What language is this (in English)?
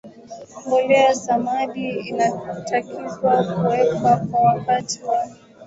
Swahili